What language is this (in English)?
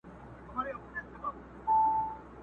Pashto